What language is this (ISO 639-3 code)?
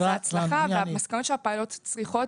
heb